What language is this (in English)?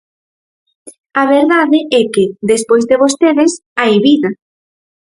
Galician